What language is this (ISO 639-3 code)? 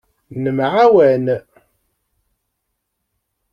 kab